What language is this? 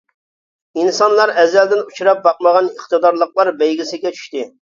Uyghur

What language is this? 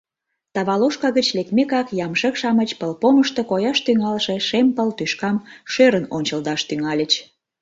Mari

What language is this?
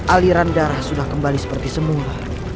Indonesian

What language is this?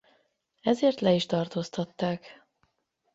Hungarian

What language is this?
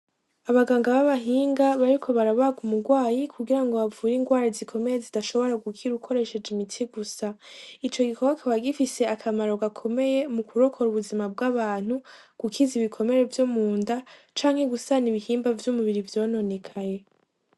Rundi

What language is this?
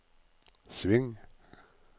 Norwegian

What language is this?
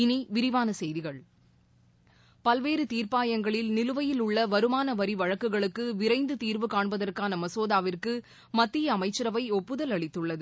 Tamil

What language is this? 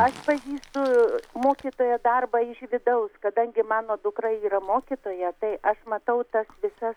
Lithuanian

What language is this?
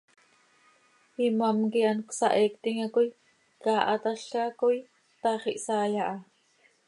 Seri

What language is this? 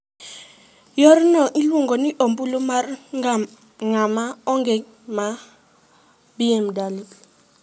Luo (Kenya and Tanzania)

